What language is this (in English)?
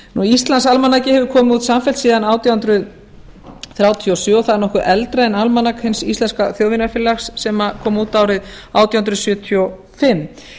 Icelandic